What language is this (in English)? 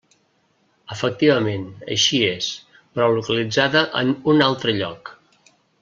Catalan